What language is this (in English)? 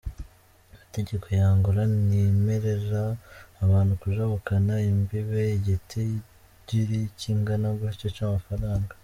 Kinyarwanda